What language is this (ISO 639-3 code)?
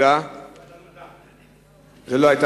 heb